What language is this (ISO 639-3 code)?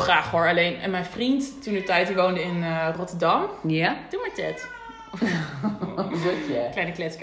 nld